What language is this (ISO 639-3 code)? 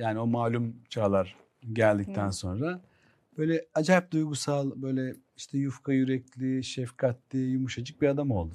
tur